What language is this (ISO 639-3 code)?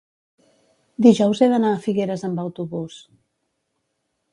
cat